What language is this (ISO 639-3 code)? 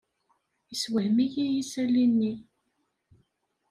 kab